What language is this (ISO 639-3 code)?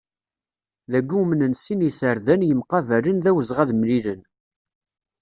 kab